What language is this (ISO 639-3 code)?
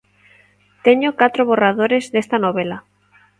glg